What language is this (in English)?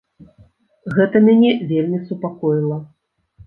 Belarusian